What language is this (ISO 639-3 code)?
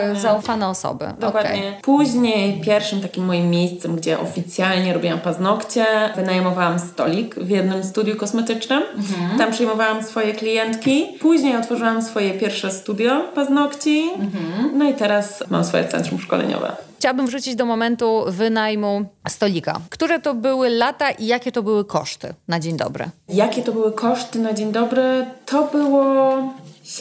pol